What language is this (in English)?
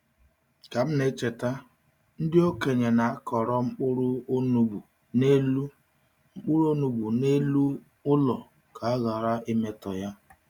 Igbo